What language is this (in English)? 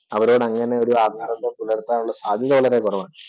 Malayalam